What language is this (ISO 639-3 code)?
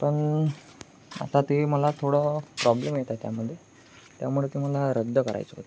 mar